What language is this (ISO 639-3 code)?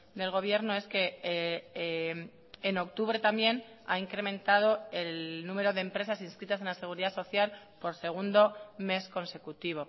spa